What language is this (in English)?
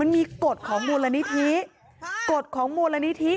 Thai